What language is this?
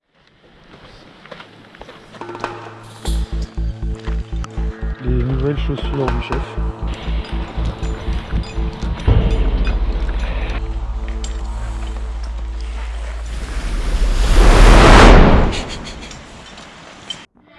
French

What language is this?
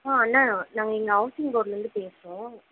Tamil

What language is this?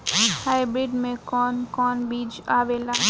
Bhojpuri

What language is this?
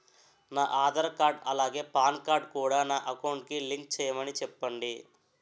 Telugu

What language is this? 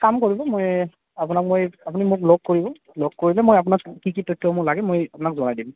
Assamese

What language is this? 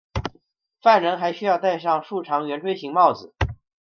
Chinese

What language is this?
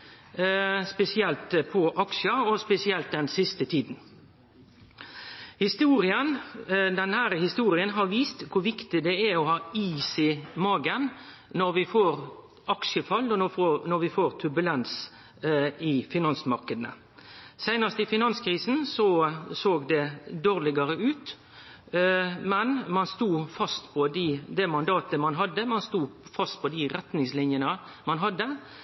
Norwegian Nynorsk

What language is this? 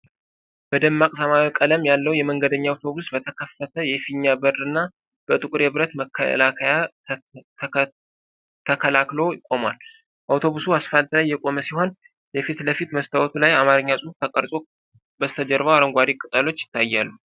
Amharic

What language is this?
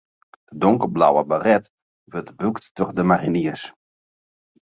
Western Frisian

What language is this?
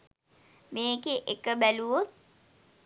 Sinhala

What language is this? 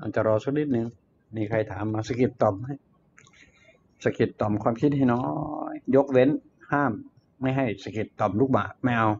Thai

